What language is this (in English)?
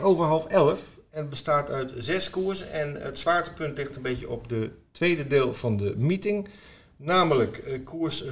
Dutch